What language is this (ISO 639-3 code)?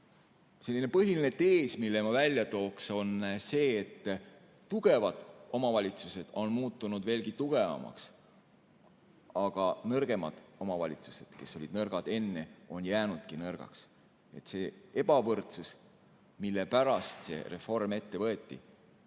est